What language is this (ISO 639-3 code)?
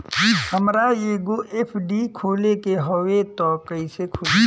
bho